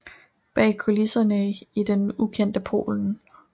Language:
Danish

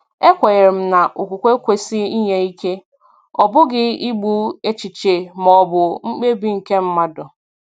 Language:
Igbo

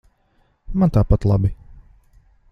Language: Latvian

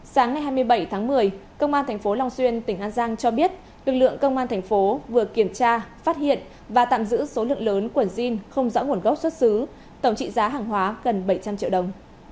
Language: Vietnamese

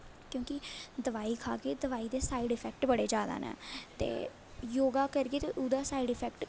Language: Dogri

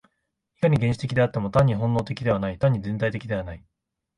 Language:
Japanese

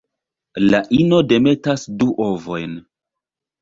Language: Esperanto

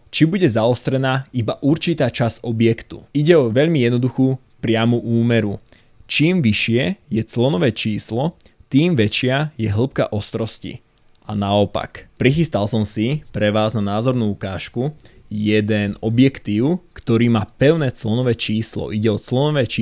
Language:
Slovak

